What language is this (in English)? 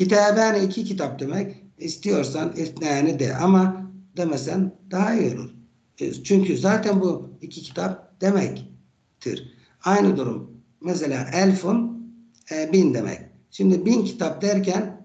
Turkish